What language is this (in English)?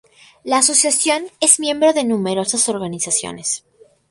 Spanish